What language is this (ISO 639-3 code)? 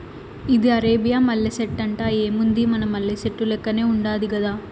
tel